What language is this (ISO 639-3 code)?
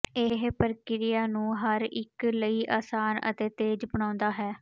pan